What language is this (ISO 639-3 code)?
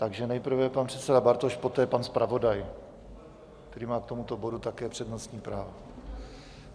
ces